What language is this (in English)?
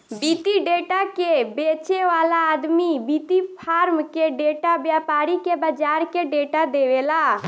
Bhojpuri